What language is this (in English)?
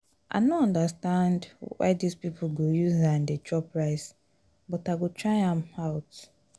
Nigerian Pidgin